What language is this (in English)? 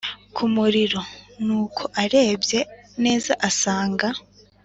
Kinyarwanda